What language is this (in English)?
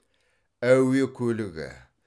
Kazakh